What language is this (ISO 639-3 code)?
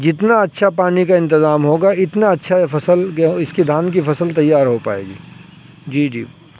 urd